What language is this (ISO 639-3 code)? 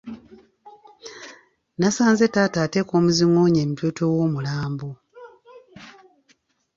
lug